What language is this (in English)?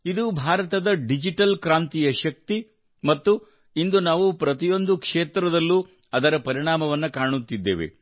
Kannada